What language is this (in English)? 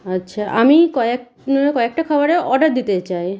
Bangla